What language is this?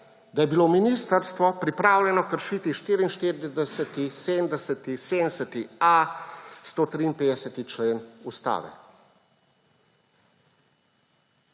Slovenian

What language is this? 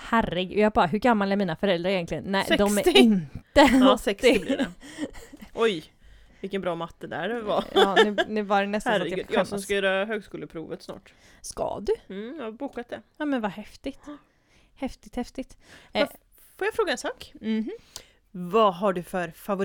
Swedish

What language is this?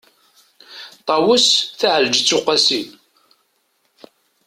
Kabyle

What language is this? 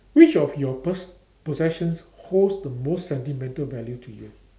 English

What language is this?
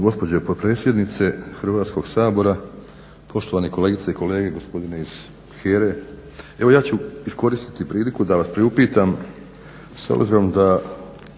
Croatian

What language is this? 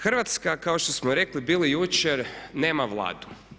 Croatian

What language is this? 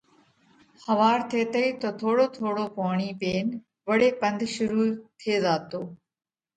Parkari Koli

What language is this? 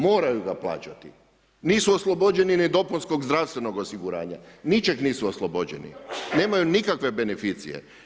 Croatian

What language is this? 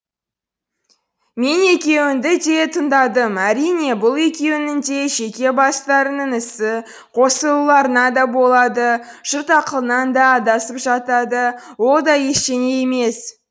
Kazakh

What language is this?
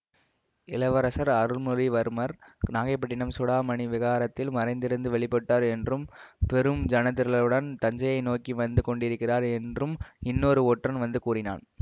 Tamil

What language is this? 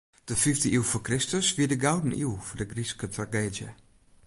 Western Frisian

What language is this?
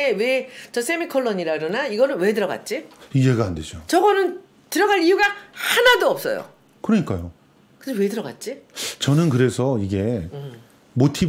Korean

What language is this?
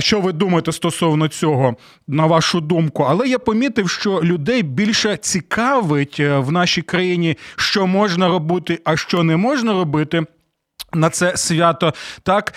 Ukrainian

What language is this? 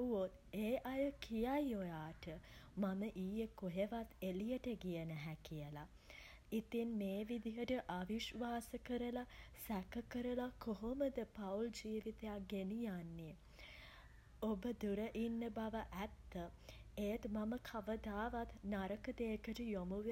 Sinhala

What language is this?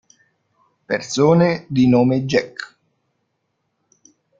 Italian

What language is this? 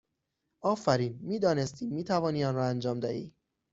Persian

